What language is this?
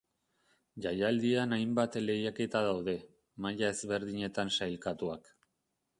Basque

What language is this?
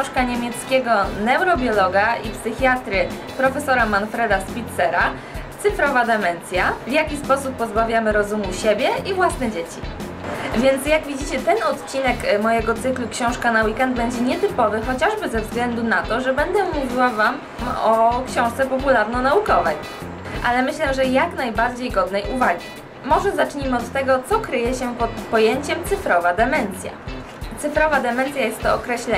Polish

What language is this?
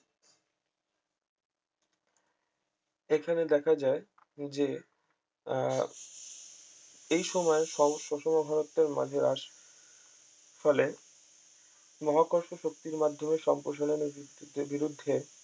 Bangla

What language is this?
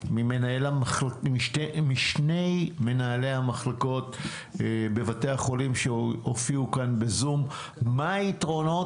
Hebrew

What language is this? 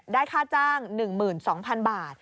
Thai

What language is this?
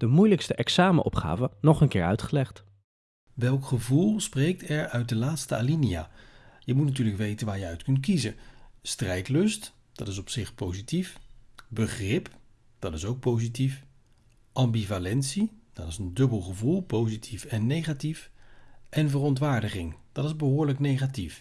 Dutch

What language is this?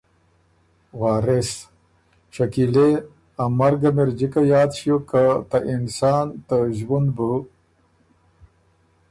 Ormuri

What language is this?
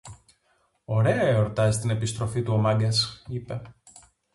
Greek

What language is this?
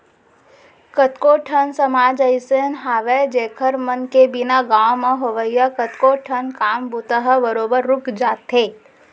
Chhattisgarhi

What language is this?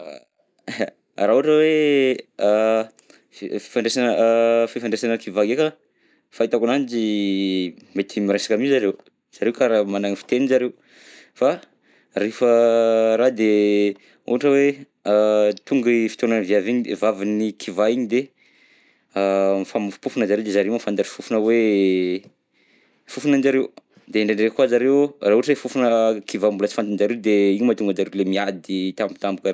Southern Betsimisaraka Malagasy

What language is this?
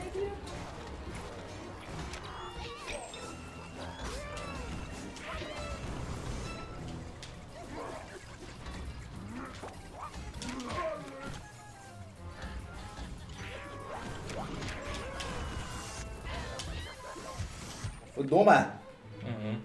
Dutch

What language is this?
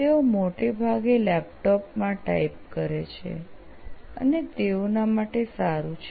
Gujarati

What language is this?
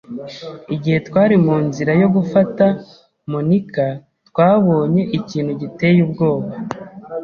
Kinyarwanda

